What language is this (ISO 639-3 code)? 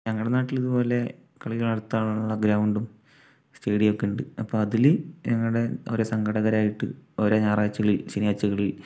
mal